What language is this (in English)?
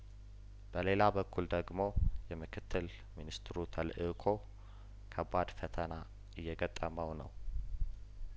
Amharic